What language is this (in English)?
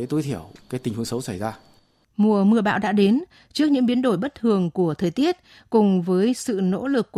Vietnamese